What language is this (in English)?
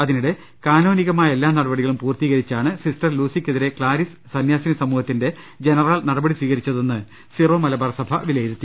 Malayalam